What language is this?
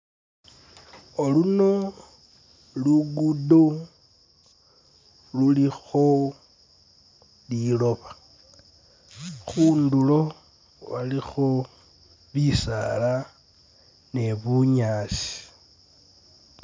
Masaaba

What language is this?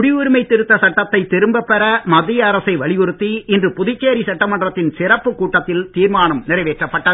Tamil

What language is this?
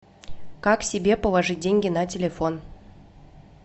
Russian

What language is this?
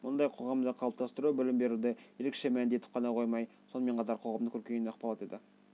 Kazakh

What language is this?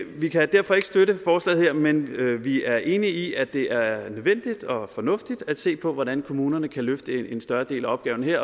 Danish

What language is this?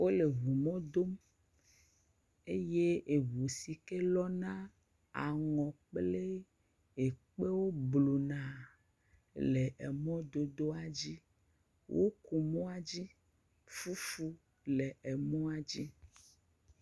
Ewe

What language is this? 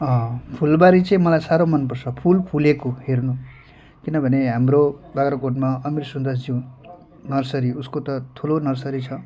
Nepali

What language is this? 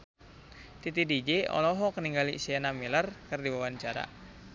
Sundanese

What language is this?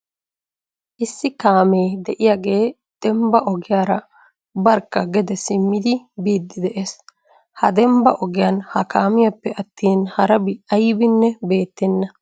Wolaytta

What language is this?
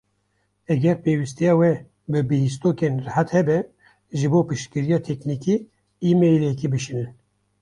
Kurdish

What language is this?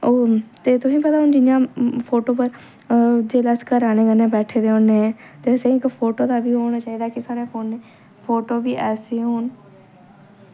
Dogri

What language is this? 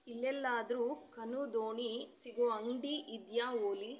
Kannada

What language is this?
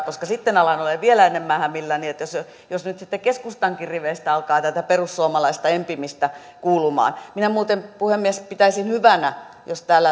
Finnish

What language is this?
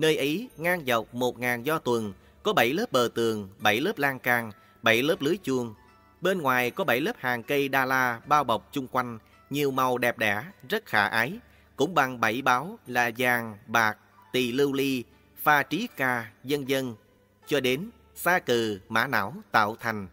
Vietnamese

